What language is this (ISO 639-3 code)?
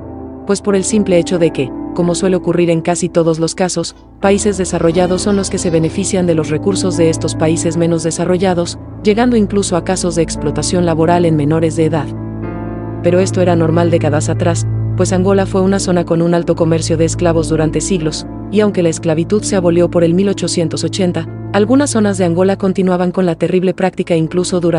spa